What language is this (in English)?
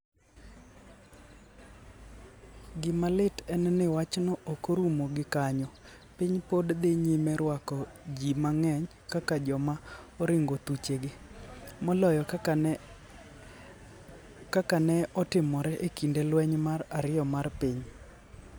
Luo (Kenya and Tanzania)